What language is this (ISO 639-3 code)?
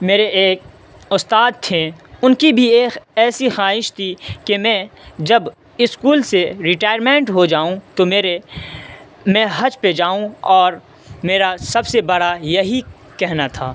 urd